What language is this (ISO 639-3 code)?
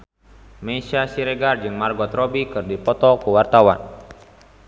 sun